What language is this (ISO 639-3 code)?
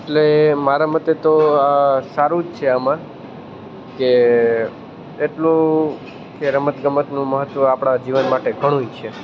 guj